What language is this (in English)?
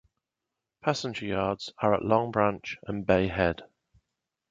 English